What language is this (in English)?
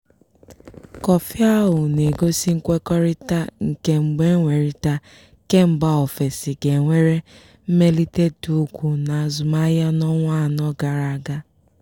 Igbo